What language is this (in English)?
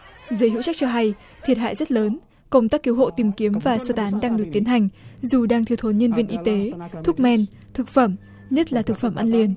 Vietnamese